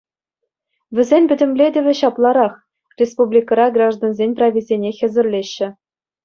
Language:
Chuvash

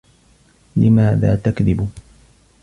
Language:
Arabic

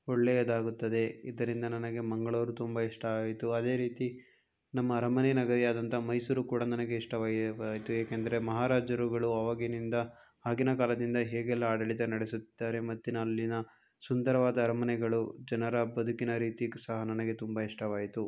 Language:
Kannada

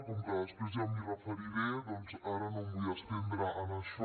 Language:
Catalan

